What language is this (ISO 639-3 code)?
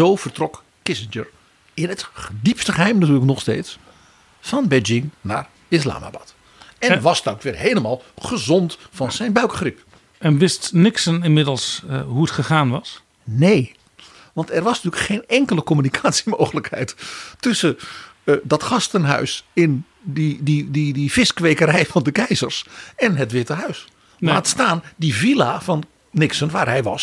nld